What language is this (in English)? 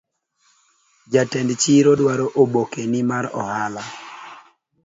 Luo (Kenya and Tanzania)